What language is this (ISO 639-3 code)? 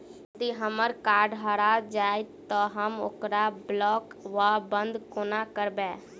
mai